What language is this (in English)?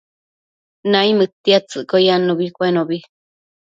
Matsés